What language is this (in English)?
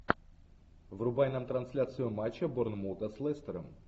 Russian